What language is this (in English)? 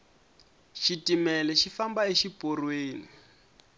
Tsonga